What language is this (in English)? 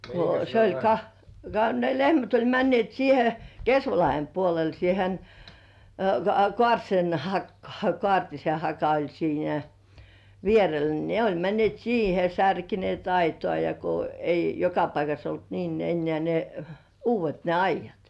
Finnish